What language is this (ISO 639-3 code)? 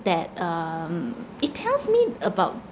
eng